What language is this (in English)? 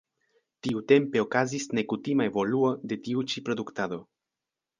Esperanto